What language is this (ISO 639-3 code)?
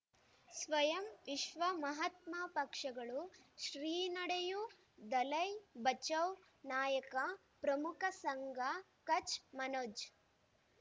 kan